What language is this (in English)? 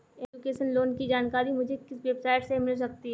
Hindi